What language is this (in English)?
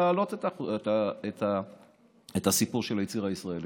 Hebrew